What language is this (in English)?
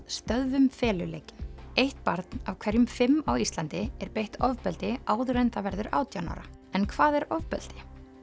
Icelandic